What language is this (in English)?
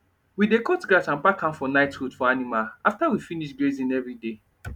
Nigerian Pidgin